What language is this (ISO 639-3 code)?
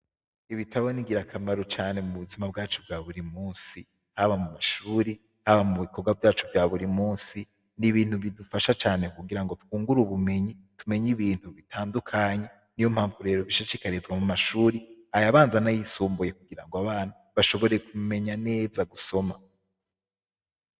run